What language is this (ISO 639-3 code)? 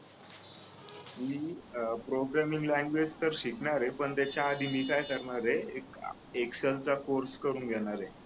mar